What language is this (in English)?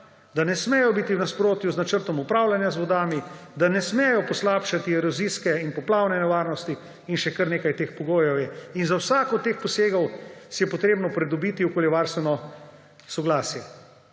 Slovenian